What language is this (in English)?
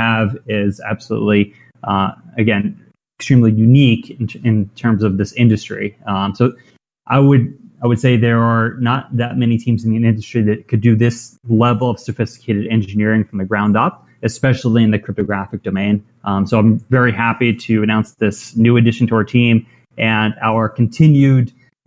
English